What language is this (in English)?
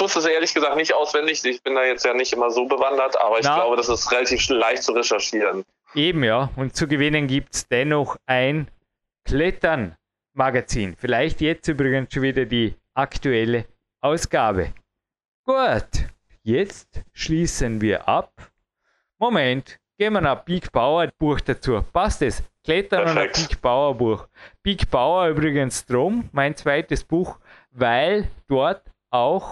German